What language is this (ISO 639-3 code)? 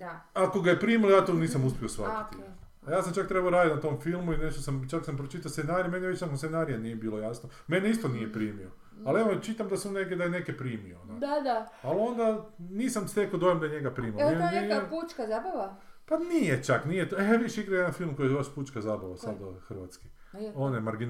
hrv